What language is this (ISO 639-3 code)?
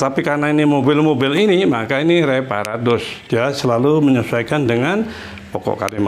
ind